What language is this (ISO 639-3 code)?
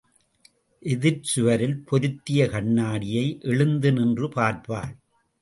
tam